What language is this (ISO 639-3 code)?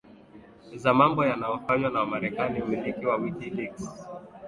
swa